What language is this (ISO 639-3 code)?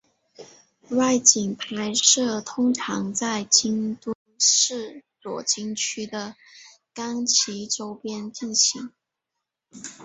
zho